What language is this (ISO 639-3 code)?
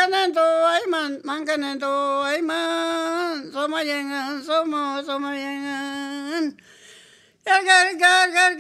spa